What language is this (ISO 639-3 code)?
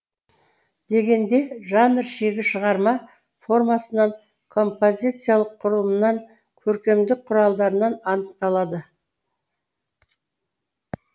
kaz